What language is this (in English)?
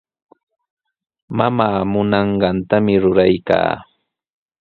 Sihuas Ancash Quechua